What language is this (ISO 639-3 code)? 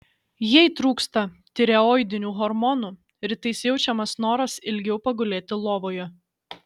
lit